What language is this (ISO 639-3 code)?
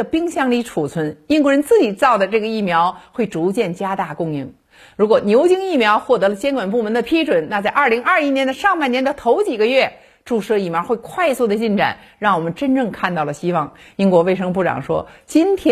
zho